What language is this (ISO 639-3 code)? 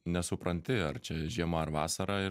lit